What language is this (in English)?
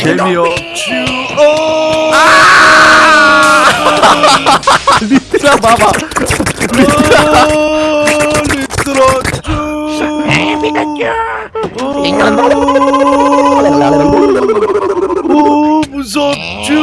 Korean